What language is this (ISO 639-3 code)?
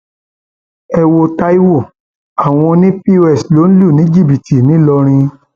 yor